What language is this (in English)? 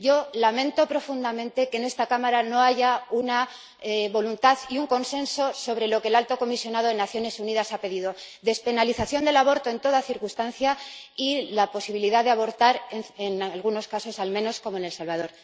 Spanish